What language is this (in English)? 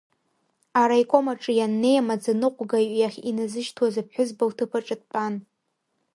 Abkhazian